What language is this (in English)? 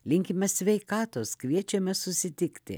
Lithuanian